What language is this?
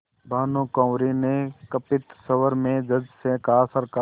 Hindi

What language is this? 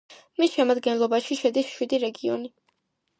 Georgian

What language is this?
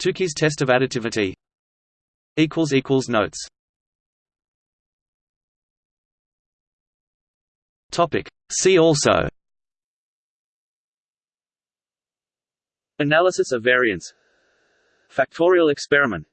English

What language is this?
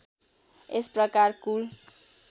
Nepali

